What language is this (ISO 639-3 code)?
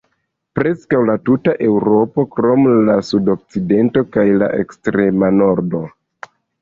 epo